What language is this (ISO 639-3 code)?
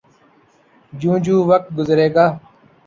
urd